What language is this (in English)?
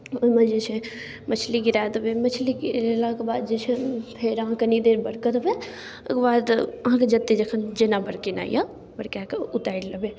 Maithili